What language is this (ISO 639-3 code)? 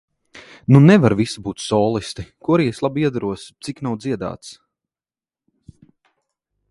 lav